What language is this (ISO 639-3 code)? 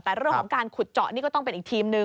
tha